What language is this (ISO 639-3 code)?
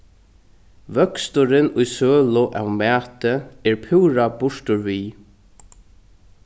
fao